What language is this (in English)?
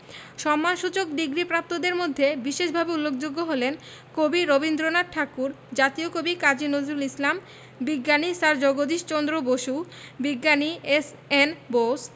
Bangla